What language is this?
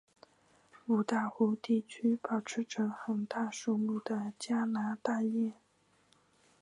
Chinese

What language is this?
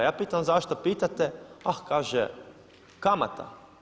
Croatian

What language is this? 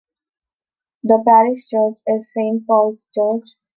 English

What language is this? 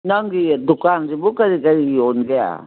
Manipuri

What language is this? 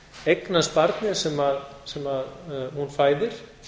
Icelandic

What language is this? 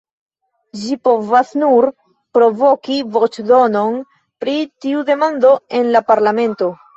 Esperanto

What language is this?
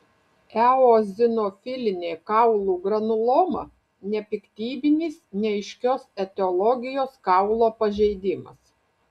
Lithuanian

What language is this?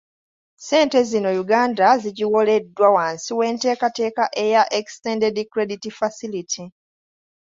Ganda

